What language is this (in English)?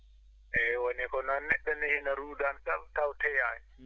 Fula